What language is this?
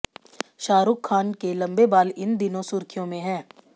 Hindi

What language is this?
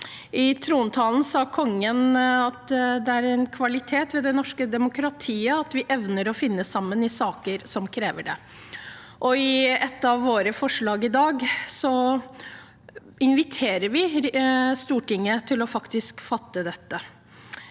Norwegian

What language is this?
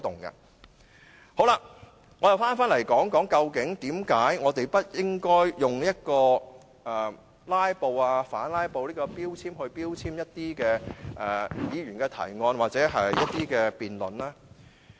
Cantonese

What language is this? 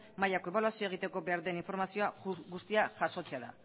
Basque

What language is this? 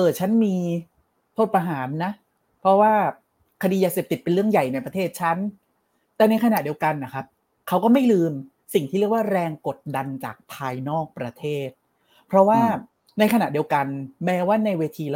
Thai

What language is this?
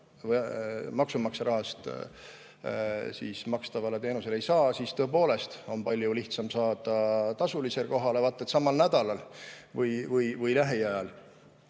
Estonian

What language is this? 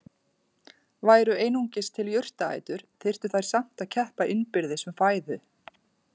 Icelandic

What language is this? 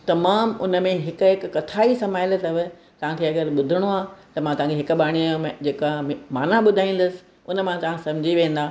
Sindhi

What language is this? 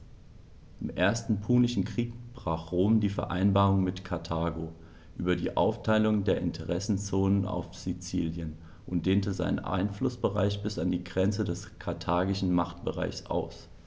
German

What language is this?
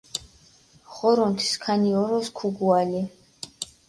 Mingrelian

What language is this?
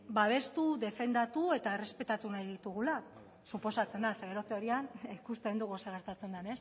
Basque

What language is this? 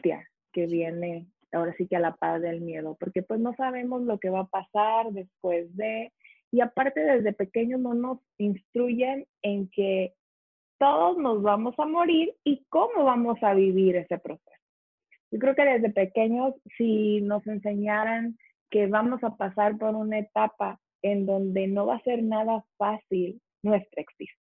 Spanish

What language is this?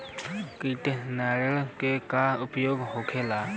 Bhojpuri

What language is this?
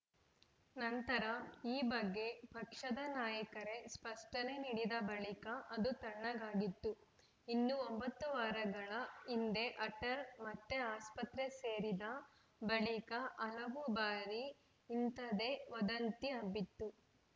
Kannada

